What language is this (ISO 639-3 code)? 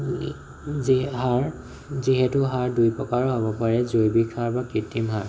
asm